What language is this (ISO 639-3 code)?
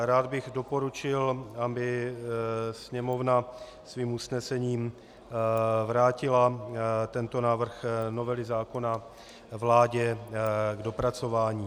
ces